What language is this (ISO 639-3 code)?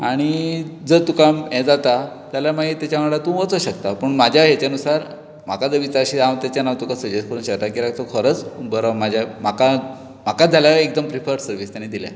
kok